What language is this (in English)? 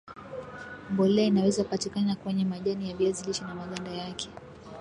Swahili